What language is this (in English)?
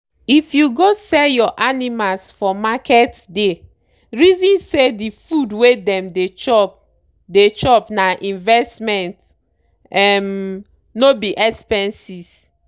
Nigerian Pidgin